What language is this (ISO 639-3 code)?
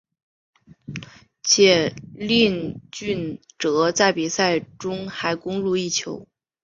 zho